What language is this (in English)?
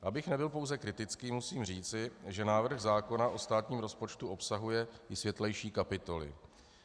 Czech